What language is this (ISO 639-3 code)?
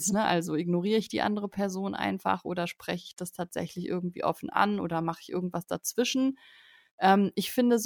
deu